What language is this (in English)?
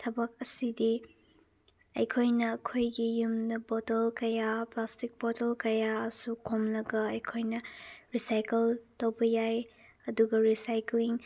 Manipuri